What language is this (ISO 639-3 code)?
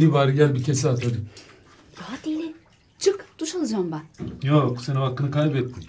tur